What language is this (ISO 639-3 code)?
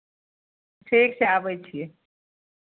mai